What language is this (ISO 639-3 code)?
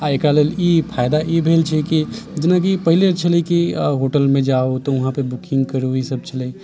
mai